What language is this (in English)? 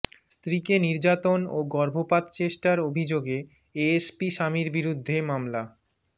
Bangla